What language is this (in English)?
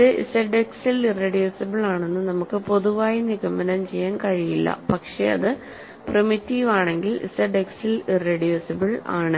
Malayalam